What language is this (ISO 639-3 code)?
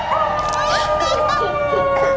tha